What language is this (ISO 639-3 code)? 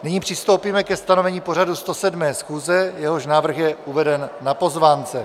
ces